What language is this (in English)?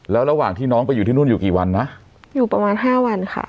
Thai